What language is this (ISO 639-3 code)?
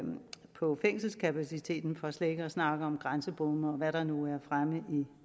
dan